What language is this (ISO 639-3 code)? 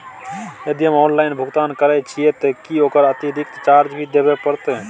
mai